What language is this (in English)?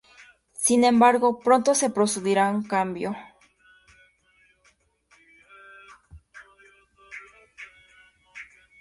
Spanish